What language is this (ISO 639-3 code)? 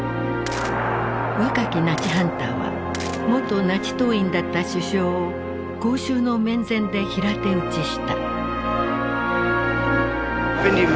jpn